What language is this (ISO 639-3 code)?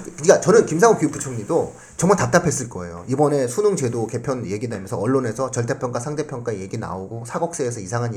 kor